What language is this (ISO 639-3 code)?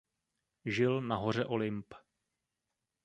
ces